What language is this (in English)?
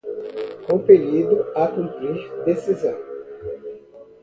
Portuguese